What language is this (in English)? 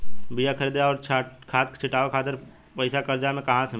Bhojpuri